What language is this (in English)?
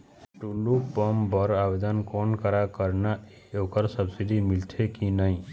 Chhattisgarhi